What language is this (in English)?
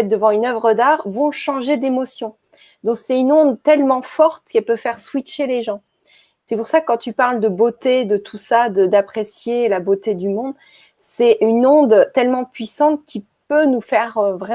French